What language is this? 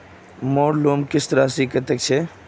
Magahi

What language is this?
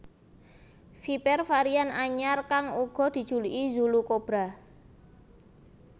Javanese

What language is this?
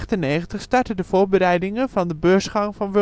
Dutch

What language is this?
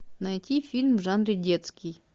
Russian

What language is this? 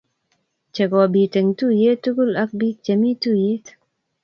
Kalenjin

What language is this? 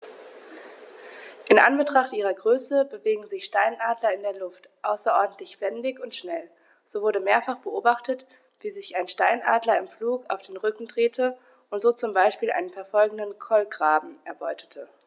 German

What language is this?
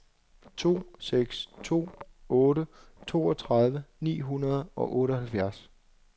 Danish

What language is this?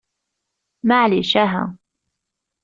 Kabyle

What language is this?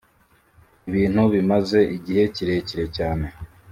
Kinyarwanda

